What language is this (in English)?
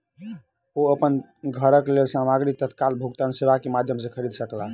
Maithili